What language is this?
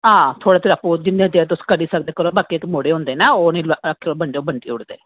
Dogri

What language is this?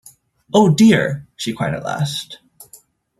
English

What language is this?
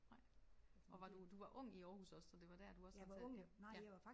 Danish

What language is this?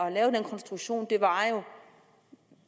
Danish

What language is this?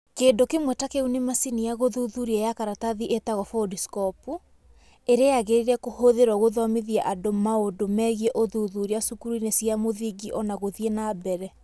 Kikuyu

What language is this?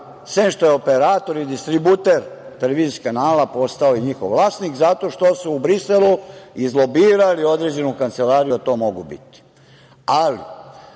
Serbian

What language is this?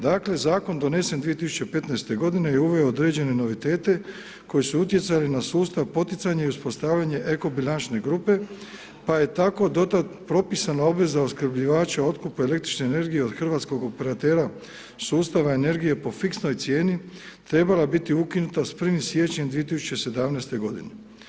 Croatian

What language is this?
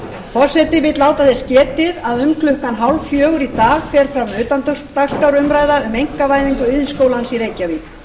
Icelandic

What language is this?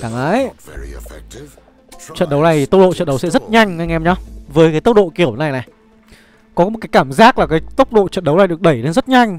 Vietnamese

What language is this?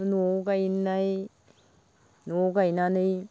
Bodo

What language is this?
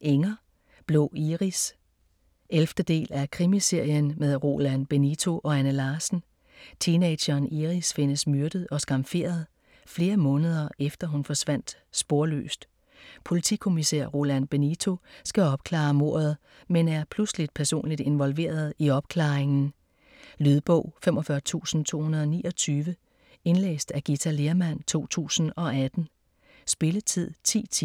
Danish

